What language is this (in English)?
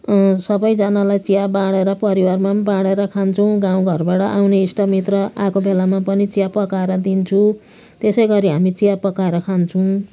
Nepali